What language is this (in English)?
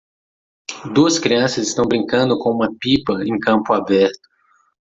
Portuguese